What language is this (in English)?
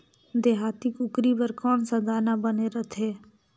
Chhattisgarhi